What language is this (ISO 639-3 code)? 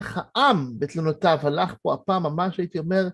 heb